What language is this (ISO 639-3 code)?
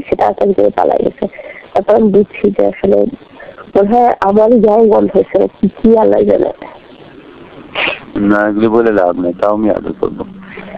tur